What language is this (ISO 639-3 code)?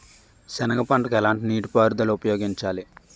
tel